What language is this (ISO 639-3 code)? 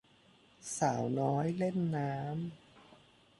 tha